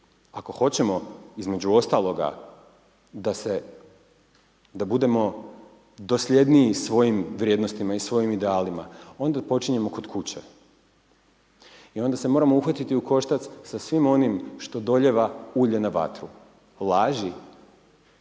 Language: Croatian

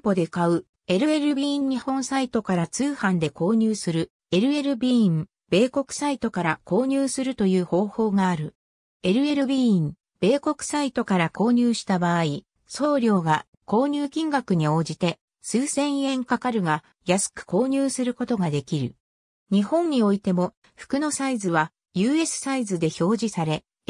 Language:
Japanese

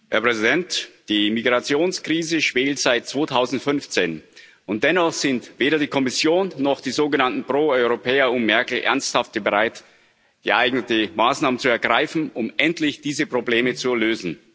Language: German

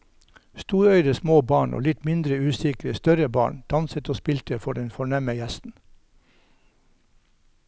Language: Norwegian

